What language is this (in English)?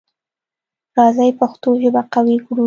Pashto